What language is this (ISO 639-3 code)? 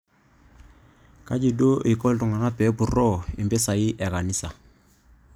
mas